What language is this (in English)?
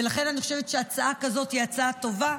Hebrew